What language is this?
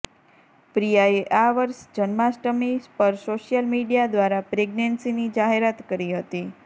Gujarati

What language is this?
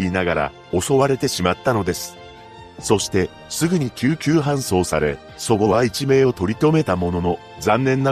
Japanese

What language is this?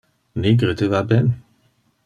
Interlingua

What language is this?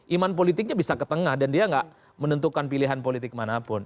Indonesian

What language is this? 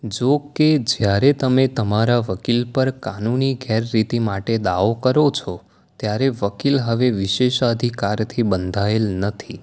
Gujarati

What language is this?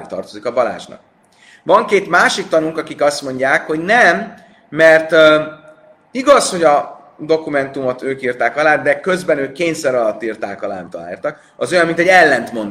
Hungarian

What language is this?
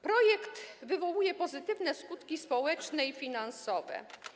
Polish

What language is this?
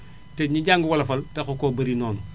Wolof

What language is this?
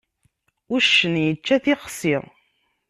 Kabyle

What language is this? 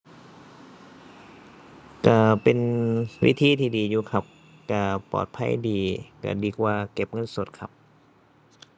Thai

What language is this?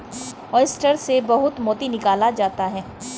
Hindi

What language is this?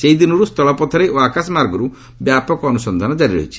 Odia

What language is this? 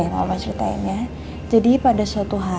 Indonesian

